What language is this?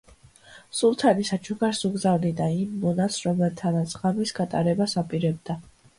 Georgian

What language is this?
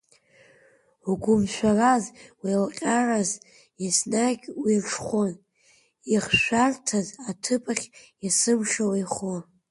Abkhazian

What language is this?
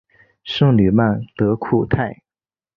Chinese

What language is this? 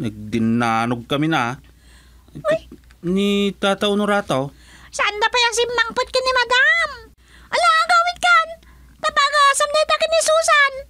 Filipino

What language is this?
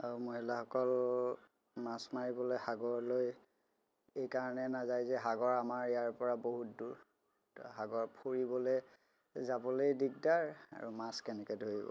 Assamese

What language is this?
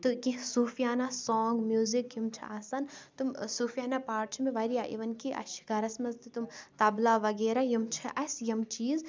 Kashmiri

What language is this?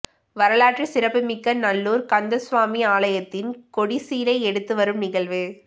Tamil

